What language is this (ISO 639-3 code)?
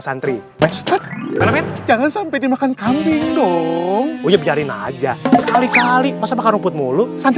ind